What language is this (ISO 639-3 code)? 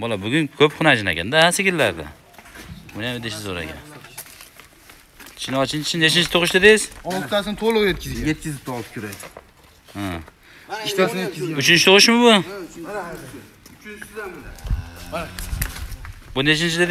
tur